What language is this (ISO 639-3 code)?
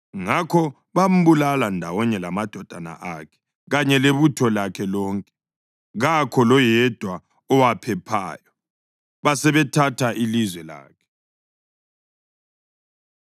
nde